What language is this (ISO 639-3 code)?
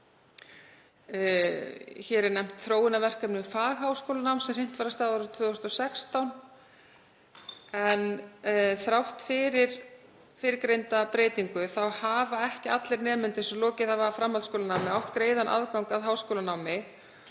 isl